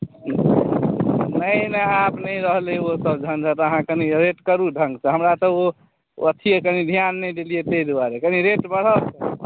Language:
Maithili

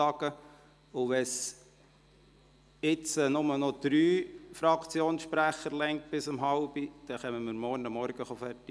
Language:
Swiss German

